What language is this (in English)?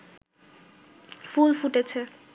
Bangla